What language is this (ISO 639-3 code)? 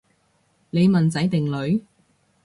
yue